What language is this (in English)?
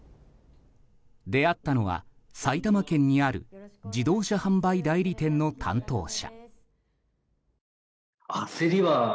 Japanese